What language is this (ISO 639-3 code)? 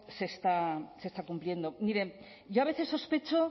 spa